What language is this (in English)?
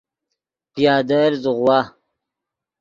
Yidgha